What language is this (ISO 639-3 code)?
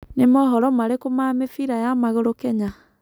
kik